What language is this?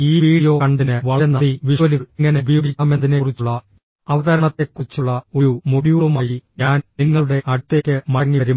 Malayalam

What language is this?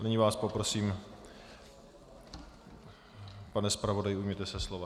Czech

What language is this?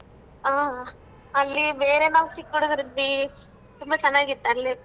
Kannada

